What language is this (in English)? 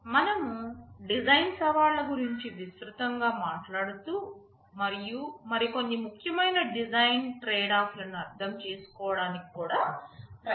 Telugu